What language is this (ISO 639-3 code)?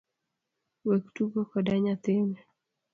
luo